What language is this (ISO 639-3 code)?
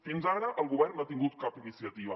cat